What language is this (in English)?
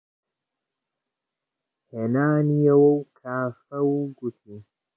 Central Kurdish